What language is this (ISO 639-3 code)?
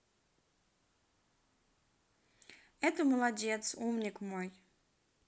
rus